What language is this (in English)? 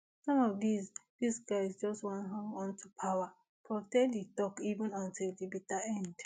Nigerian Pidgin